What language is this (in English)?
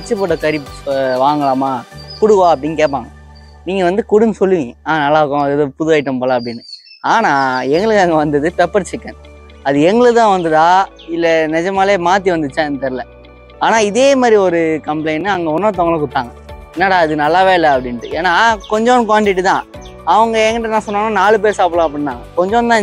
Tamil